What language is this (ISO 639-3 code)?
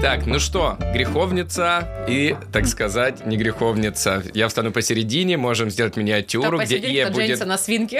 rus